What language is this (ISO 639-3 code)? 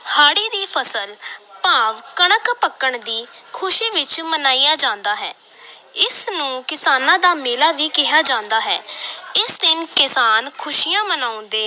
pan